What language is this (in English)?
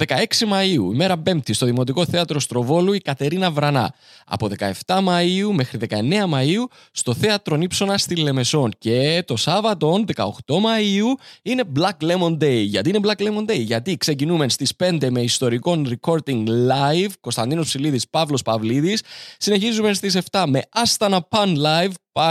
Greek